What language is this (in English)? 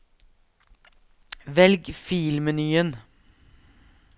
Norwegian